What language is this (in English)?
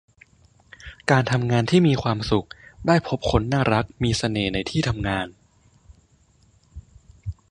Thai